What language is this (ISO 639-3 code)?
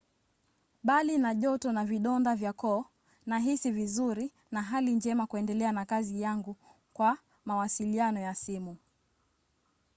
swa